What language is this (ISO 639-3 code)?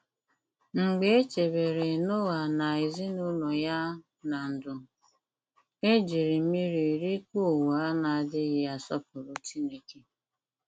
ibo